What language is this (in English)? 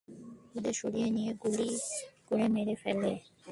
Bangla